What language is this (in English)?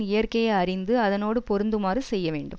Tamil